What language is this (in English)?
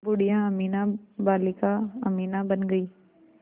Hindi